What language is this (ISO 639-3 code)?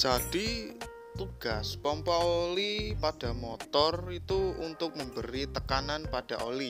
ind